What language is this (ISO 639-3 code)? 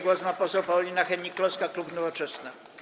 pol